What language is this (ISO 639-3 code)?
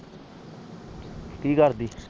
pan